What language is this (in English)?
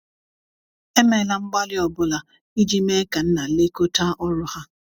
Igbo